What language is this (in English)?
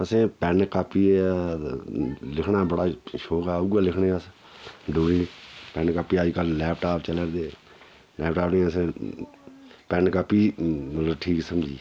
Dogri